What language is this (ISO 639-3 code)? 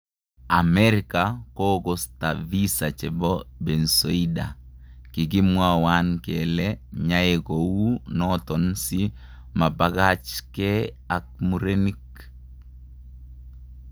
kln